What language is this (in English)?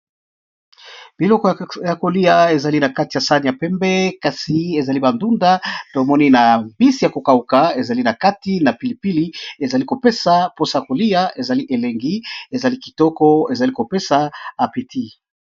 Lingala